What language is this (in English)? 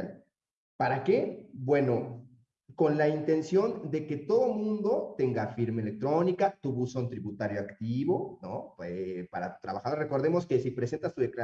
Spanish